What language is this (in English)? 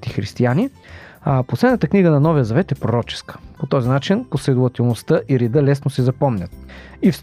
Bulgarian